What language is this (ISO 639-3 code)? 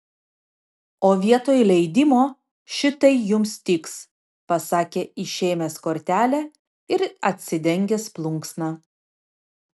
lit